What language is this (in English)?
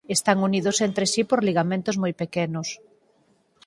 Galician